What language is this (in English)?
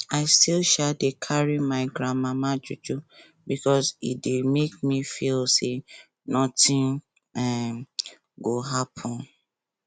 Nigerian Pidgin